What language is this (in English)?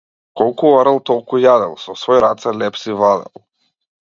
Macedonian